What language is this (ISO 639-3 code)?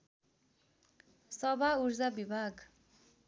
nep